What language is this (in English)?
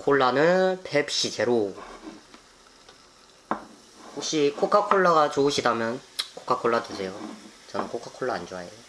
Korean